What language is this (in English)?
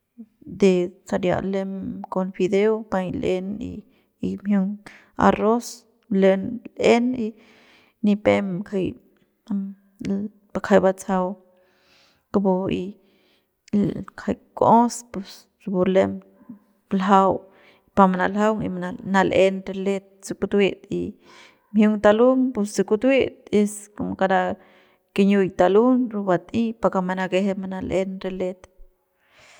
Central Pame